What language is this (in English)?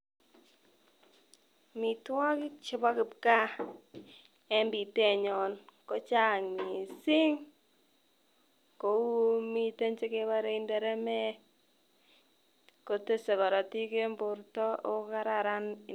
Kalenjin